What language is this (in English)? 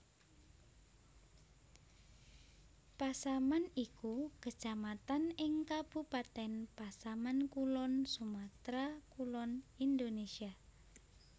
Javanese